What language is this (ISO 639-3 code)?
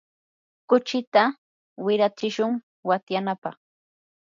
qur